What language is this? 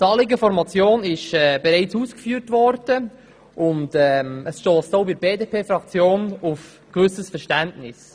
Swiss German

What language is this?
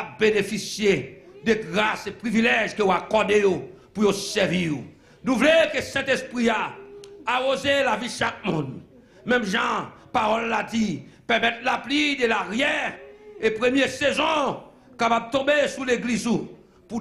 French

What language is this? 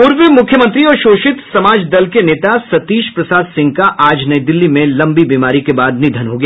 Hindi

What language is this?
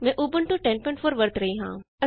Punjabi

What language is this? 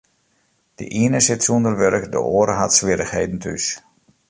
Western Frisian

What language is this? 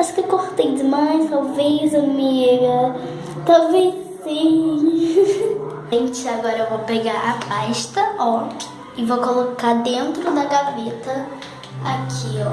Portuguese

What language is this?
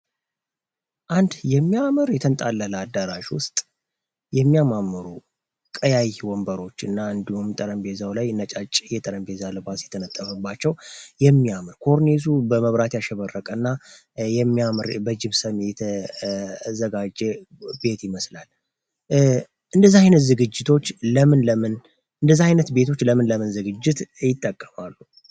Amharic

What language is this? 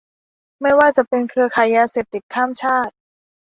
Thai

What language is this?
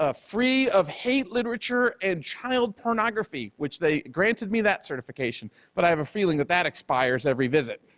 English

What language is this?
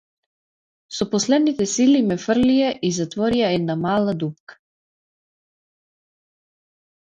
Macedonian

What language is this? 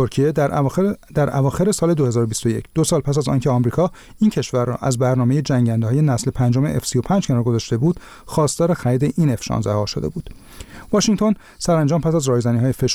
Persian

